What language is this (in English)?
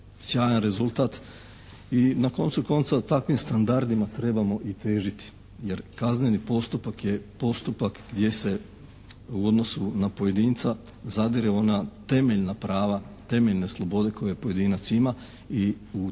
Croatian